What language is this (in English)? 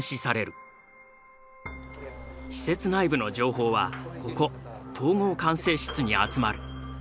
Japanese